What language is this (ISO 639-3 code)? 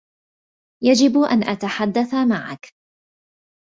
ara